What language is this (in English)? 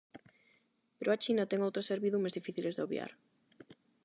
Galician